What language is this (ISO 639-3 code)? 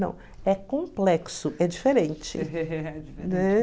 por